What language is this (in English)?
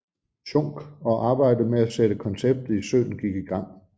Danish